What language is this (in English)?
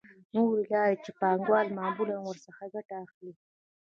Pashto